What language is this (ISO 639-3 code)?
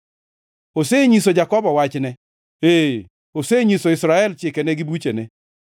luo